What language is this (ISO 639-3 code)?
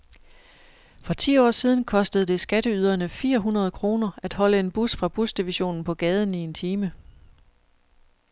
dan